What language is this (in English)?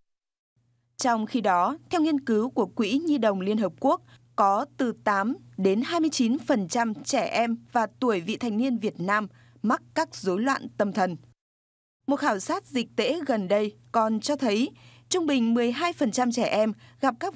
Vietnamese